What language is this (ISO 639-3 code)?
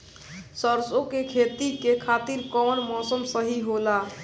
bho